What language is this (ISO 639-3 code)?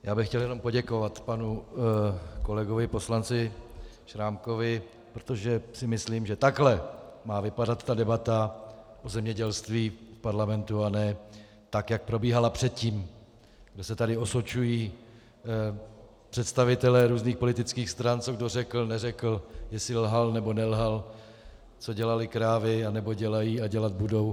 ces